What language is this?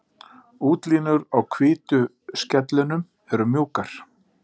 Icelandic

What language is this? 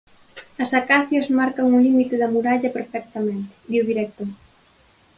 Galician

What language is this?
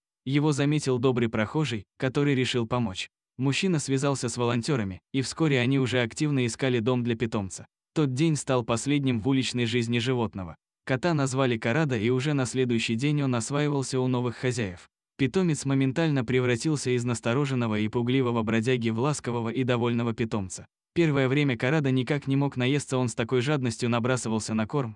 Russian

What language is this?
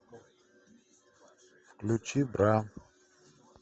Russian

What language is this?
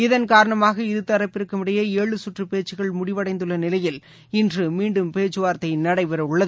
Tamil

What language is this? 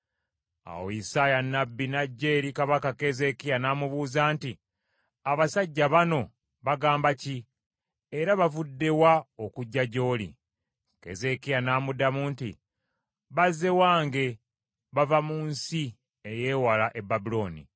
Ganda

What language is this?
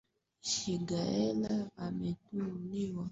Swahili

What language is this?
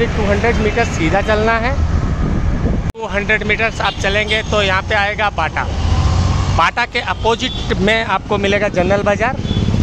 Telugu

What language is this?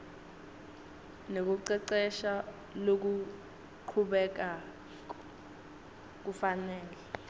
Swati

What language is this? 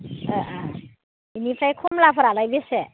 Bodo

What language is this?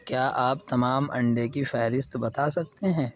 Urdu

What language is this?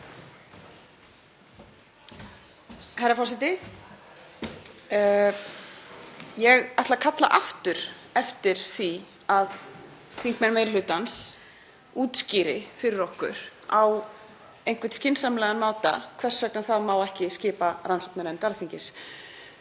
Icelandic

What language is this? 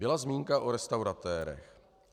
Czech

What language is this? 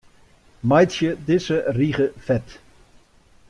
Western Frisian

